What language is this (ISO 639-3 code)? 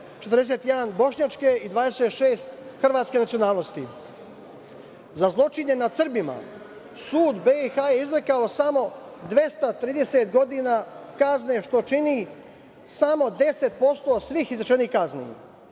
srp